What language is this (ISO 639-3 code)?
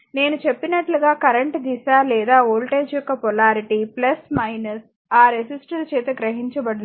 tel